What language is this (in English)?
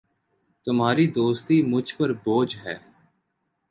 Urdu